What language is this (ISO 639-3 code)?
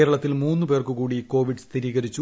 mal